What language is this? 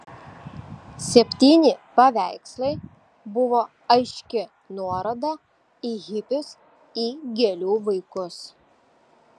Lithuanian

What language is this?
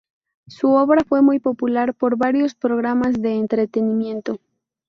Spanish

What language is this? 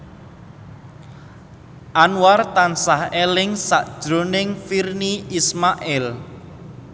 Javanese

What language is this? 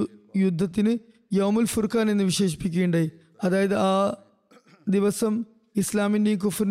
Malayalam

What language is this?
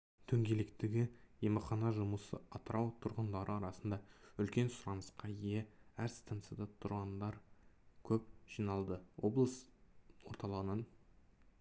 Kazakh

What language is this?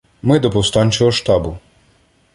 Ukrainian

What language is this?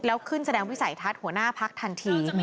Thai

